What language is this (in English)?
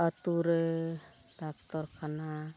Santali